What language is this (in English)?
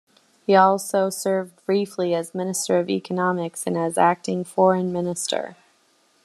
English